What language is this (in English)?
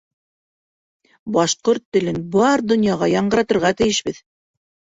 Bashkir